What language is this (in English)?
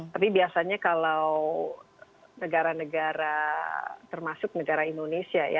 Indonesian